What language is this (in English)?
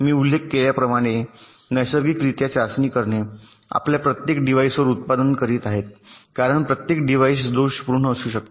Marathi